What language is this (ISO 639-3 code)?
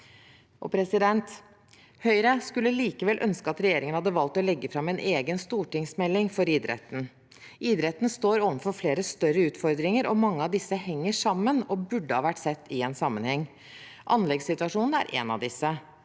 nor